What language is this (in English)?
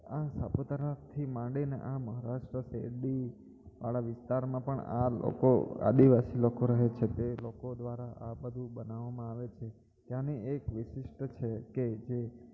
Gujarati